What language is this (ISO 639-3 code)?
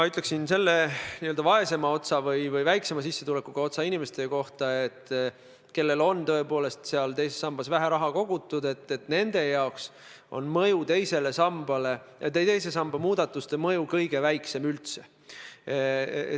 est